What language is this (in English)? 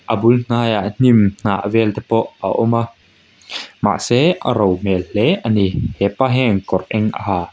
Mizo